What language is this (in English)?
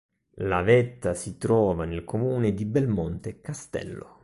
Italian